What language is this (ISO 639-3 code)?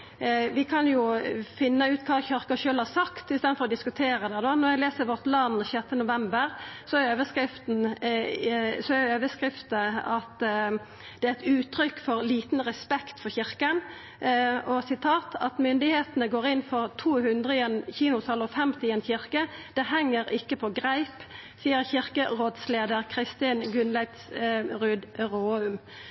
nno